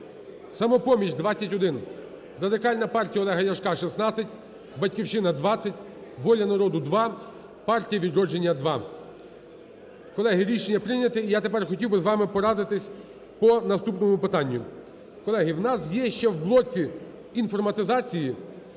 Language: Ukrainian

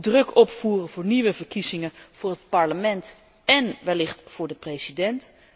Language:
Dutch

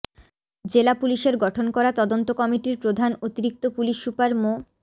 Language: Bangla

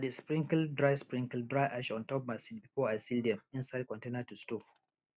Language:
Nigerian Pidgin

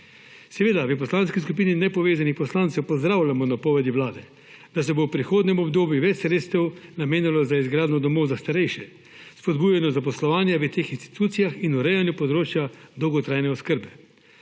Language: Slovenian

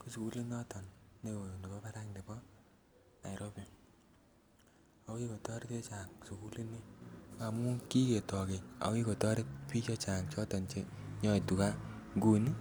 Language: Kalenjin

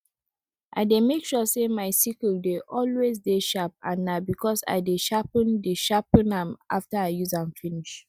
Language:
Nigerian Pidgin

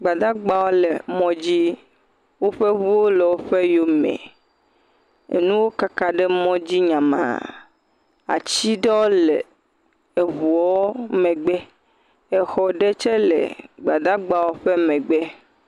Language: Ewe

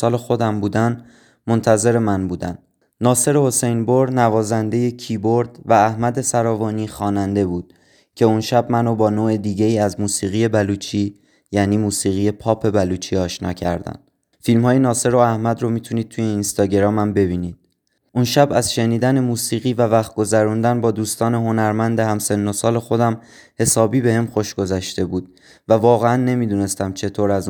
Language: Persian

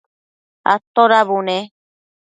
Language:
Matsés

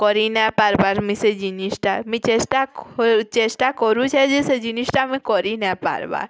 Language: Odia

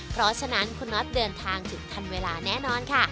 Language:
Thai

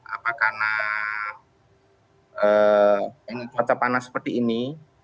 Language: Indonesian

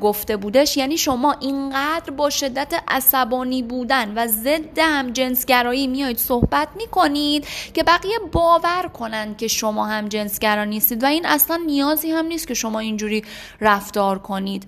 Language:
Persian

